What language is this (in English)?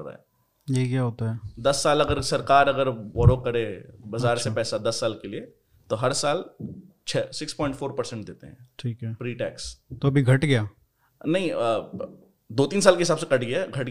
Hindi